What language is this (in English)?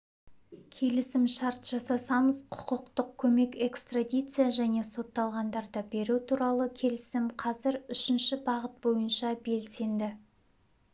Kazakh